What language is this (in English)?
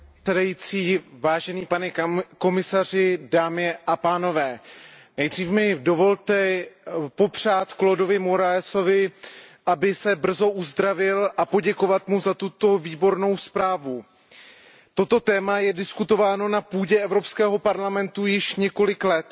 Czech